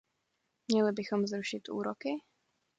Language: Czech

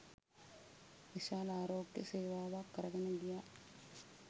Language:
Sinhala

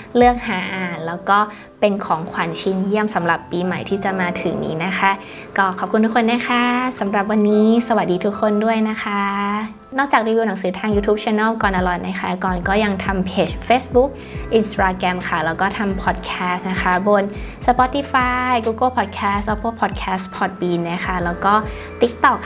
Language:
Thai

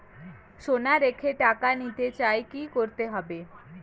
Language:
Bangla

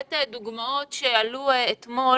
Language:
Hebrew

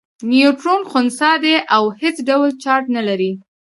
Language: Pashto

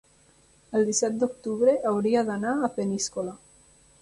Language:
Catalan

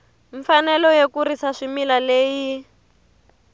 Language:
Tsonga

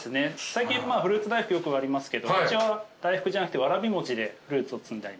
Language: Japanese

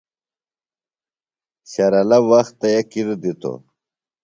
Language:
Phalura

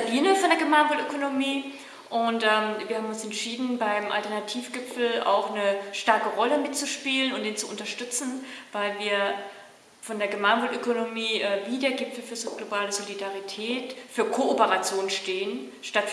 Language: German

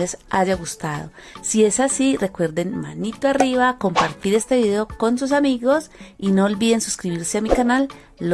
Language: Spanish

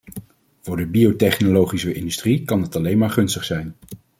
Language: Dutch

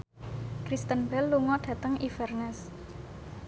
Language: Javanese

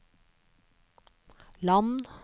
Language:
Norwegian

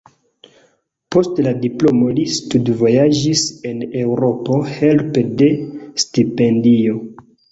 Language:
Esperanto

